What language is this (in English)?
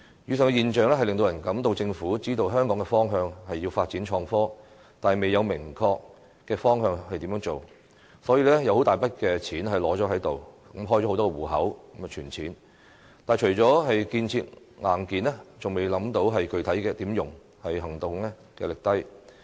Cantonese